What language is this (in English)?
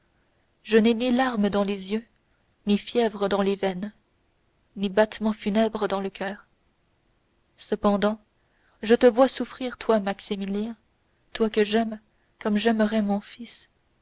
French